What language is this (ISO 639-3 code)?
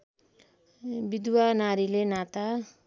nep